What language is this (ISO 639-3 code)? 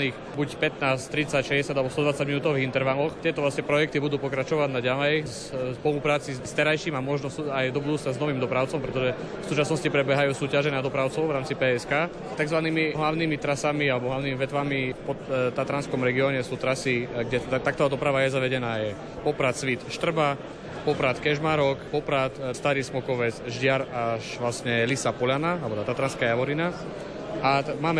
slk